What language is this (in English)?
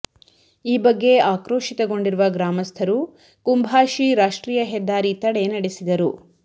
Kannada